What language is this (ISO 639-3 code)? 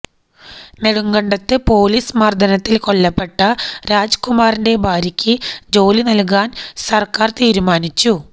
mal